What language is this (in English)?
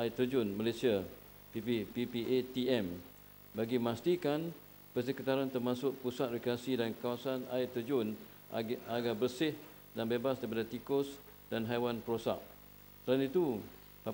Malay